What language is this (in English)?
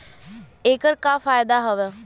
Bhojpuri